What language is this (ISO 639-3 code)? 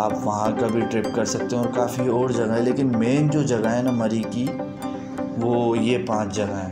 hin